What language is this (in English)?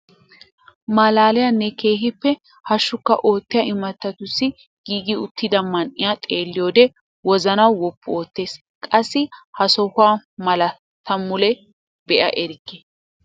Wolaytta